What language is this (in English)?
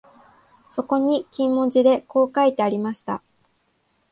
Japanese